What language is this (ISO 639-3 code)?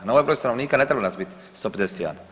hrv